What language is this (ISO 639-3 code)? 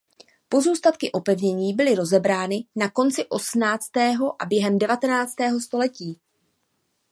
ces